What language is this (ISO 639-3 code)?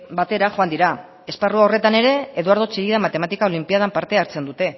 eus